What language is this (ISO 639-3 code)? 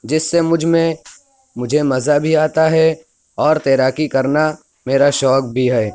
urd